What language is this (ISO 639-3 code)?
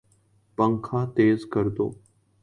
urd